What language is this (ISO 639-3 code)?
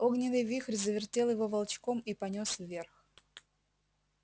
rus